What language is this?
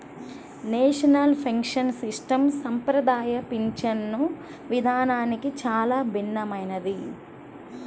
Telugu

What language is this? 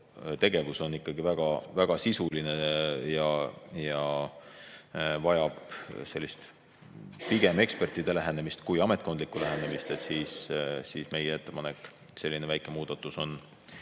Estonian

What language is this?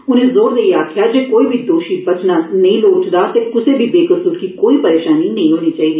Dogri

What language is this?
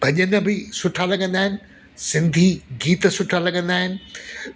Sindhi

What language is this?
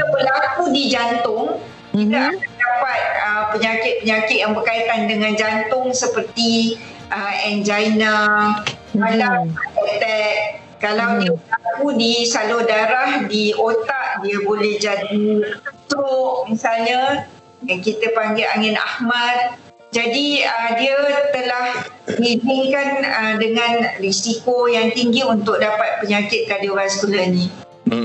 Malay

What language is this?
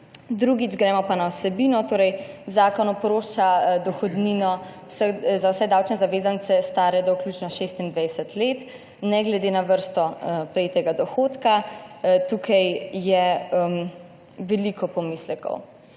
Slovenian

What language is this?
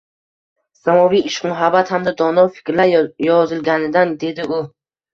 Uzbek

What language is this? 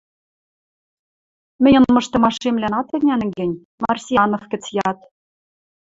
Western Mari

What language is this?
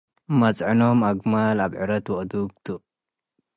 Tigre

